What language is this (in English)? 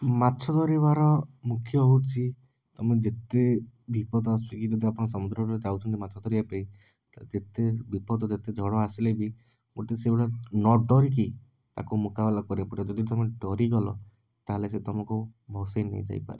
Odia